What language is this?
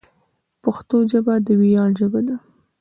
Pashto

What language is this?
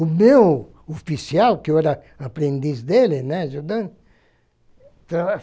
Portuguese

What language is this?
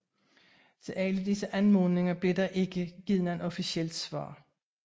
Danish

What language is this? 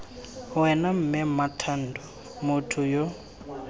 Tswana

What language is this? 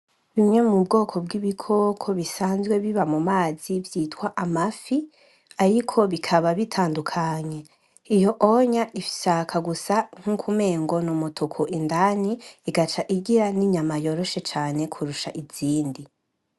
Rundi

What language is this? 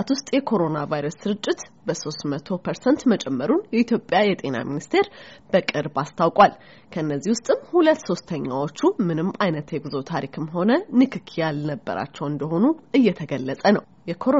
Amharic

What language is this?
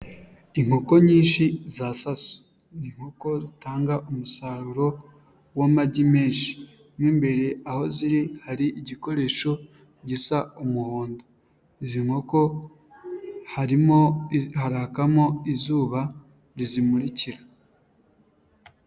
Kinyarwanda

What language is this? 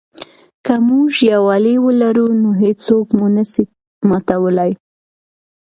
Pashto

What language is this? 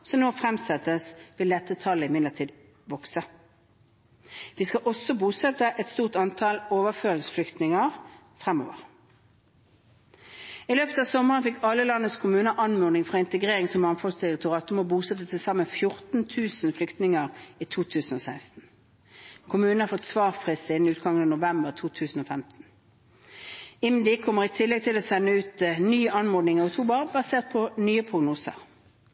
Norwegian Bokmål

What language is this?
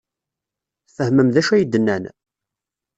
Kabyle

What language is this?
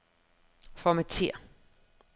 Danish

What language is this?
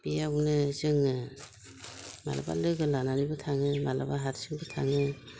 Bodo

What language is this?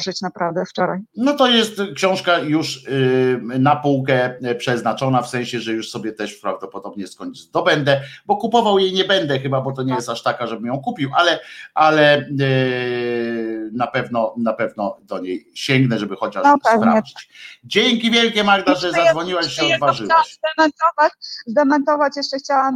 Polish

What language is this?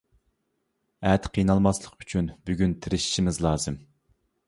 Uyghur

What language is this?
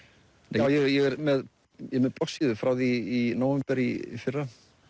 Icelandic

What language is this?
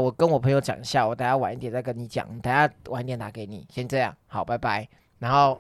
Chinese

